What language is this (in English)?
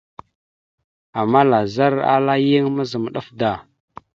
Mada (Cameroon)